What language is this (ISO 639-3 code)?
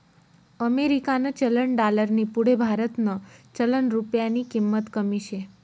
mar